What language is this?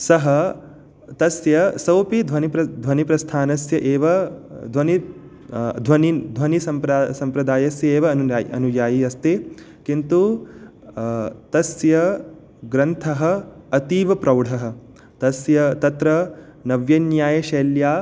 Sanskrit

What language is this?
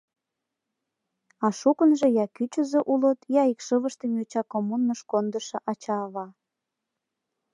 Mari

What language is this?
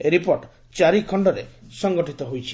Odia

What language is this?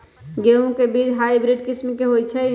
Magahi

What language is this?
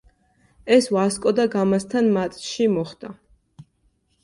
Georgian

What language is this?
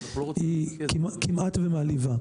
Hebrew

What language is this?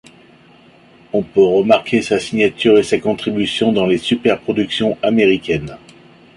French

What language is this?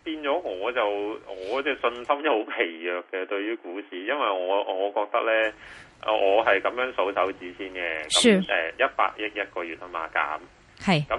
Chinese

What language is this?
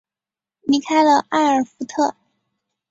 Chinese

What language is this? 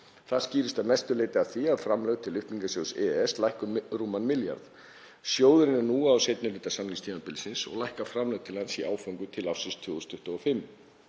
Icelandic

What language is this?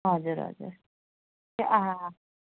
Nepali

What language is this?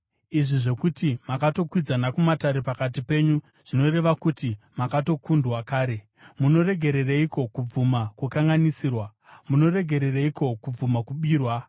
Shona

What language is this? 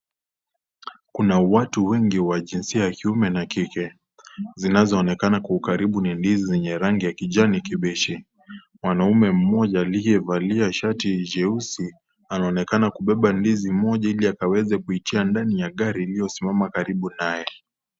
Swahili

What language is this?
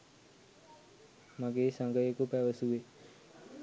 Sinhala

